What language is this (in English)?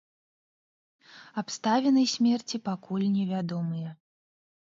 Belarusian